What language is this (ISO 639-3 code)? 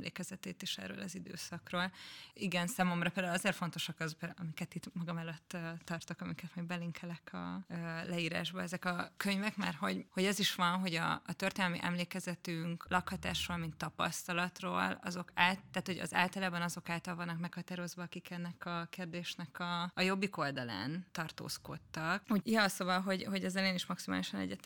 hun